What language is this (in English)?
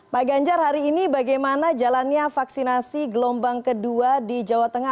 Indonesian